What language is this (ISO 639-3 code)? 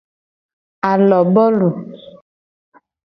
gej